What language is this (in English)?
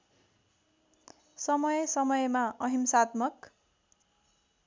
Nepali